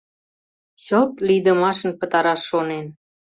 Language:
Mari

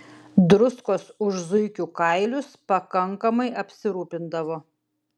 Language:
Lithuanian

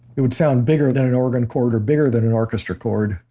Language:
English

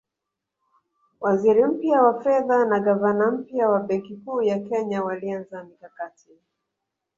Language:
Swahili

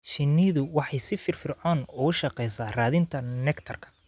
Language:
Somali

